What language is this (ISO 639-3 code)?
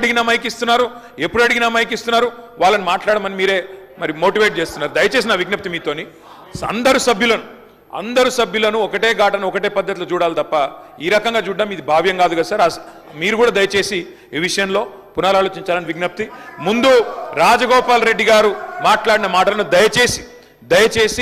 tel